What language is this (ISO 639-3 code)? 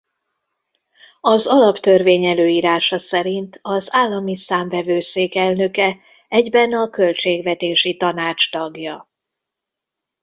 hun